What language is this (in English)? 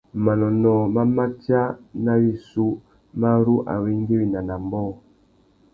Tuki